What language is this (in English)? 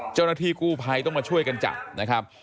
Thai